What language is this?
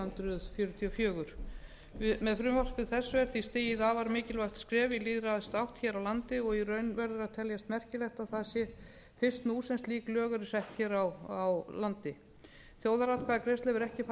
Icelandic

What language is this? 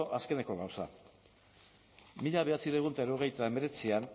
Basque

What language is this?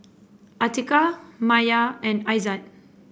English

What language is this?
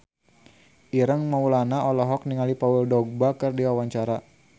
Sundanese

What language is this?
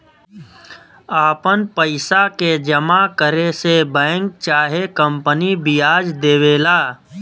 Bhojpuri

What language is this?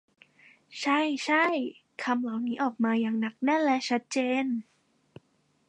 Thai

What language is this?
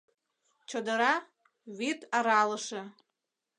Mari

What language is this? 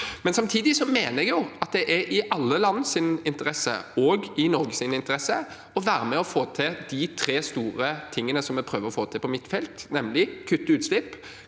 Norwegian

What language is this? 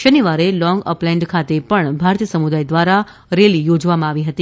Gujarati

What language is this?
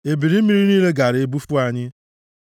Igbo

